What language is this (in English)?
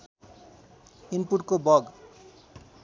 Nepali